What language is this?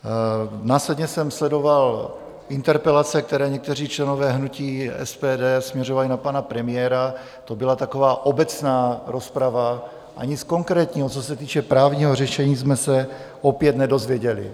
Czech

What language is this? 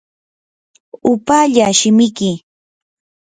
Yanahuanca Pasco Quechua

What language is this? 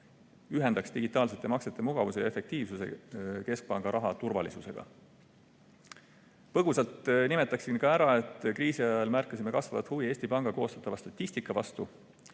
Estonian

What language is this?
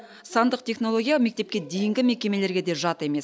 Kazakh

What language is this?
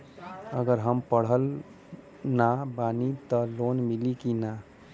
Bhojpuri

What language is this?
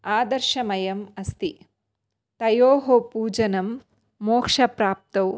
Sanskrit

